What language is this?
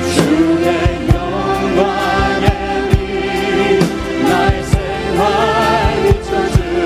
Korean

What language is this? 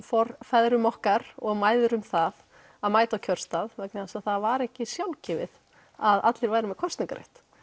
Icelandic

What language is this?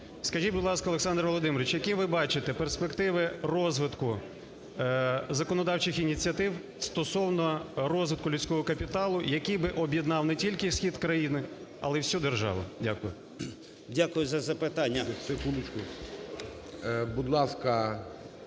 Ukrainian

